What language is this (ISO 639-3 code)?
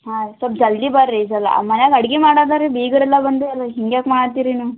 kan